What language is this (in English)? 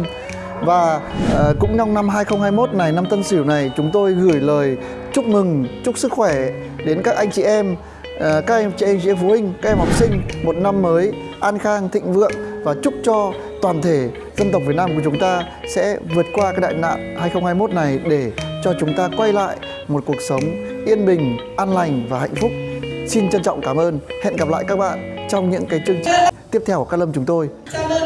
Vietnamese